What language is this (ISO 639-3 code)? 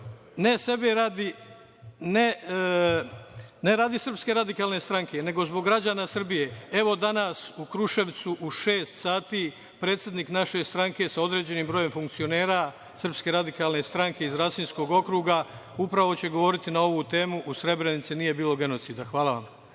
srp